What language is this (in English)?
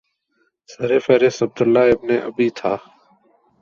Urdu